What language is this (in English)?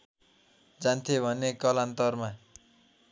Nepali